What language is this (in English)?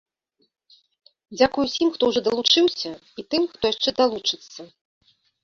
Belarusian